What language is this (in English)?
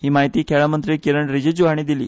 Konkani